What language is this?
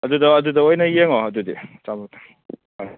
Manipuri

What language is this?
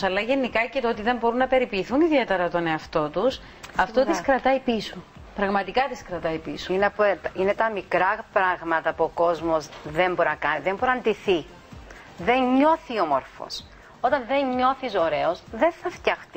Greek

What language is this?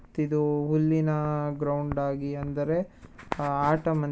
Kannada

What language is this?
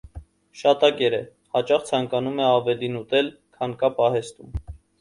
Armenian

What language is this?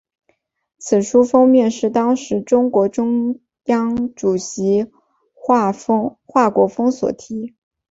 Chinese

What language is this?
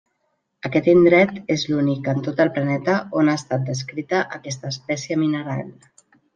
Catalan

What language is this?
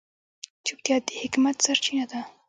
Pashto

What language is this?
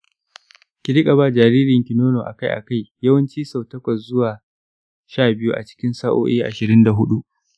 Hausa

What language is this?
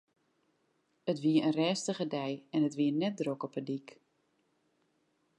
Western Frisian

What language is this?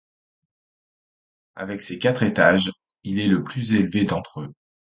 French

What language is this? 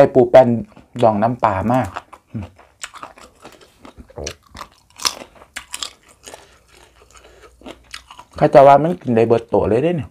Thai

